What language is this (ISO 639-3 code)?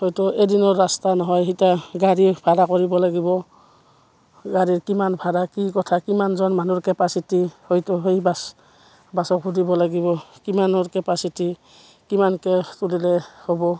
asm